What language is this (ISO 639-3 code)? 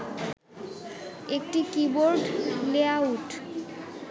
ben